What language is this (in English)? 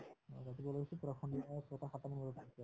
Assamese